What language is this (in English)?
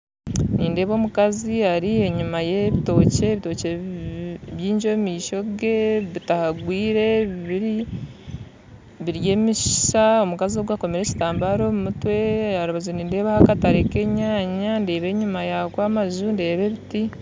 Nyankole